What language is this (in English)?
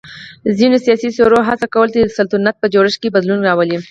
Pashto